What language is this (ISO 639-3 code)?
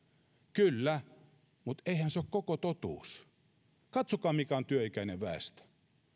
fin